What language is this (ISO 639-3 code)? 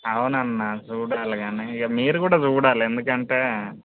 tel